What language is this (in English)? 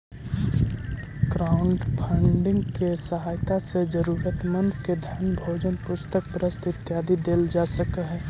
Magahi